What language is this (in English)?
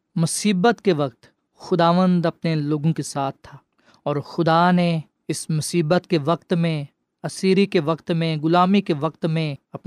Urdu